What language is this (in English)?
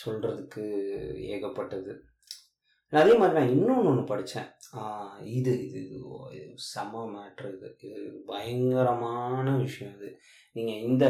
Tamil